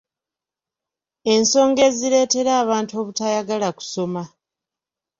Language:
Ganda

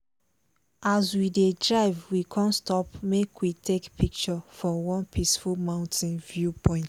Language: Nigerian Pidgin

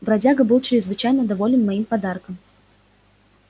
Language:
Russian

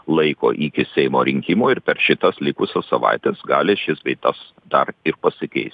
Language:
Lithuanian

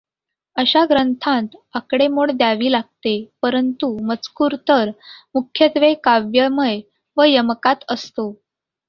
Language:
Marathi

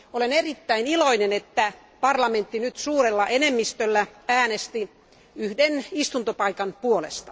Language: Finnish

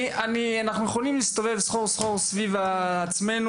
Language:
Hebrew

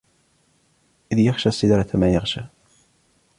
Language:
Arabic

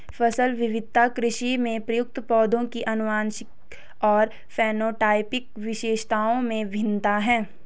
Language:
Hindi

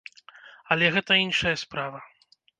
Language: Belarusian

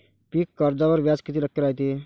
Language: Marathi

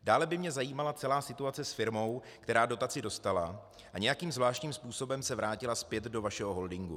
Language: Czech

